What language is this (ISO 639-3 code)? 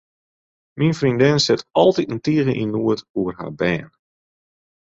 fry